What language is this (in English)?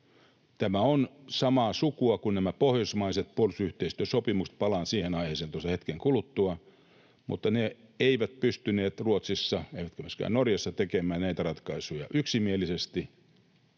Finnish